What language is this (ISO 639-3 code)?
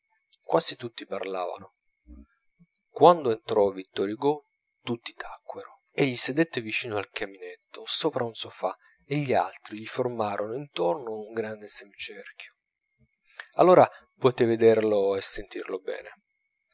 ita